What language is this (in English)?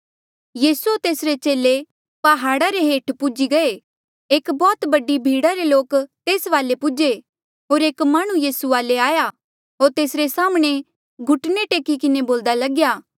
Mandeali